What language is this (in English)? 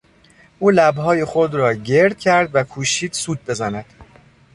Persian